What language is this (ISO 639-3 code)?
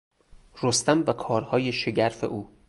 fas